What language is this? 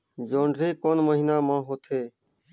Chhattisgarhi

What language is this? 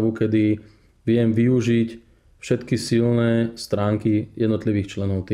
Slovak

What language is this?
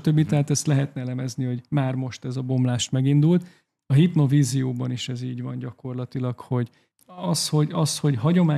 Hungarian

